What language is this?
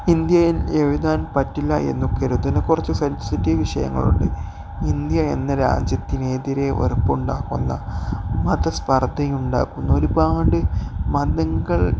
Malayalam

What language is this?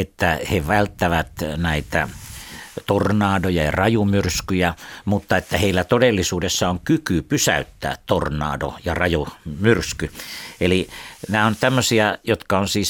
Finnish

